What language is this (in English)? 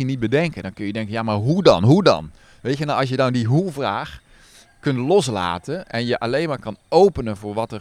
Dutch